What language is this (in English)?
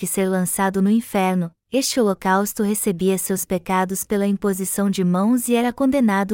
Portuguese